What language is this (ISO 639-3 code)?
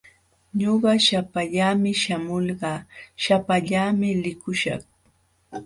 qxw